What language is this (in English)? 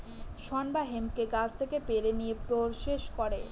Bangla